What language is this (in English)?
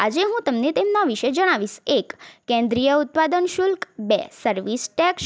Gujarati